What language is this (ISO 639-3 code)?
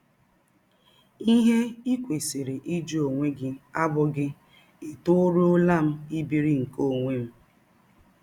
ibo